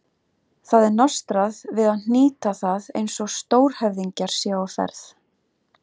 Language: Icelandic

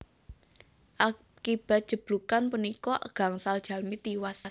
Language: Javanese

